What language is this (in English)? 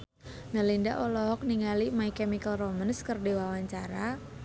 Sundanese